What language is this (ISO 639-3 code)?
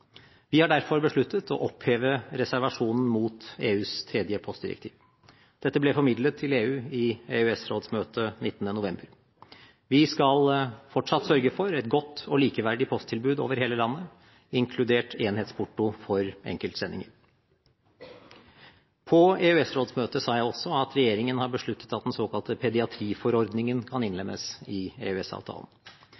nob